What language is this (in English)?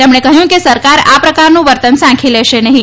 Gujarati